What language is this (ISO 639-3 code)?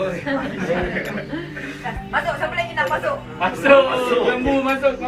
msa